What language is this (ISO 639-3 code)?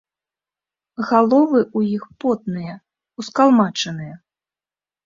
bel